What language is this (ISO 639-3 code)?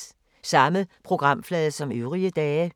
dan